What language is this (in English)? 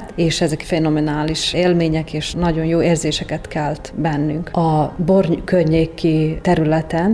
Hungarian